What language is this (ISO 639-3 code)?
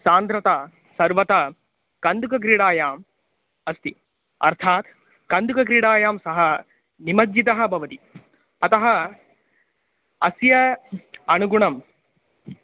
san